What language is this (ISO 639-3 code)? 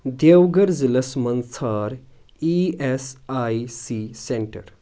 kas